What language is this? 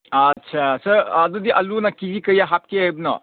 Manipuri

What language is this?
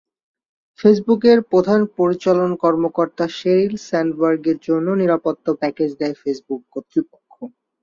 Bangla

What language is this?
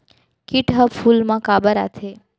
Chhattisgarhi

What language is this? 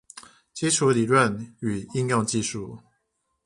Chinese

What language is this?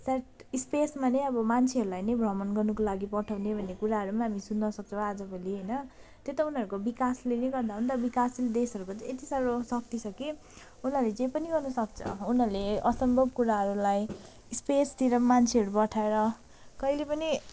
Nepali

